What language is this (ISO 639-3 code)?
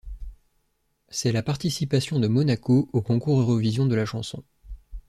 fra